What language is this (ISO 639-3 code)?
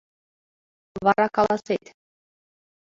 chm